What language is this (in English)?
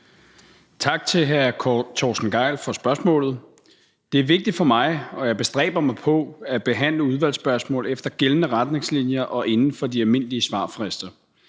Danish